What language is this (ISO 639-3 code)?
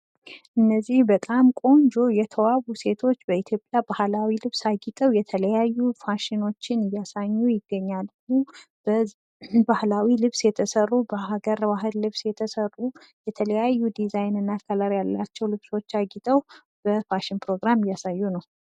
amh